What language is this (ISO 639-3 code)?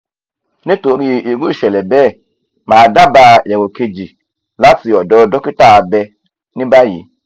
yor